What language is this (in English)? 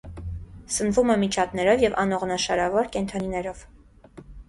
Armenian